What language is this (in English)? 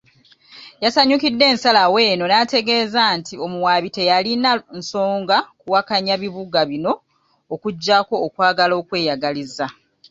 Ganda